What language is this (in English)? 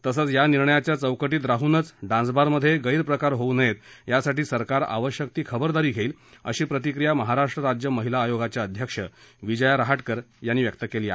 Marathi